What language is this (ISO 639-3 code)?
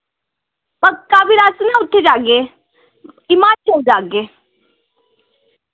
doi